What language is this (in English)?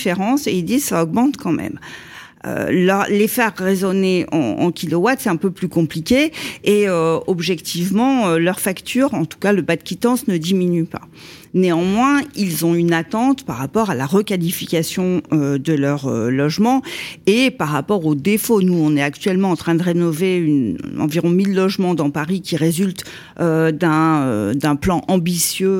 French